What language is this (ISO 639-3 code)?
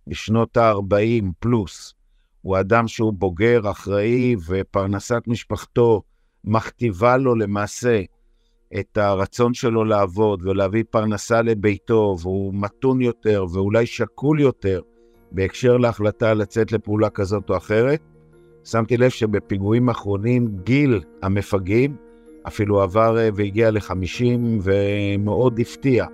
heb